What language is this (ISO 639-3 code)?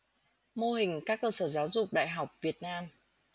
vie